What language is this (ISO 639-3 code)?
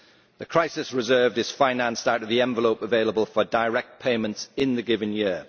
eng